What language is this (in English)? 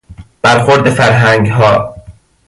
Persian